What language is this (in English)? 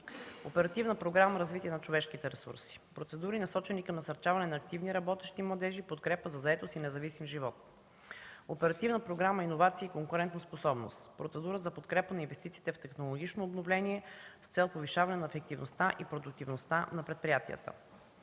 Bulgarian